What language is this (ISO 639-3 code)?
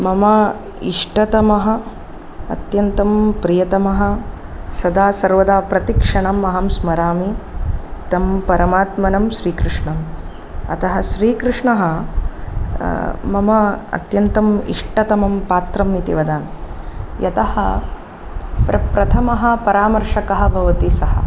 san